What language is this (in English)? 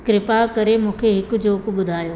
Sindhi